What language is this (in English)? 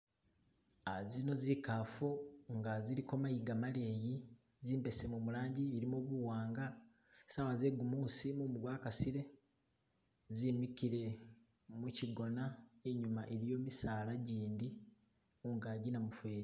Masaaba